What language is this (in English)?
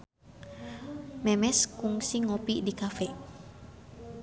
Sundanese